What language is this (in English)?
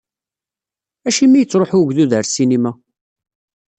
Kabyle